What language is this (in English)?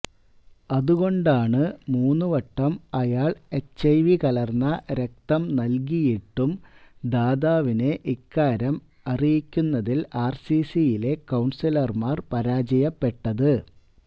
Malayalam